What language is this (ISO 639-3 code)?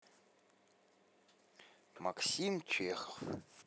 rus